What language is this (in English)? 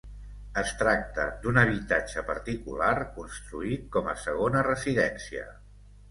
Catalan